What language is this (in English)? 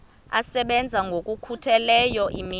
Xhosa